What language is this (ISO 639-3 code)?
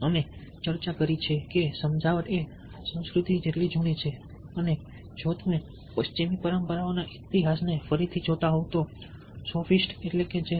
guj